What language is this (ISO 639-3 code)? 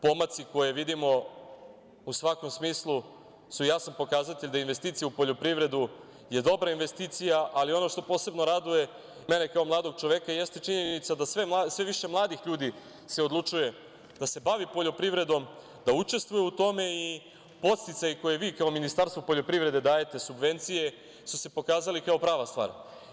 srp